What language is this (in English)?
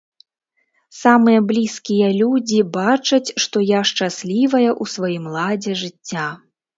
Belarusian